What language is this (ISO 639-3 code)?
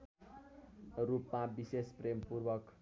nep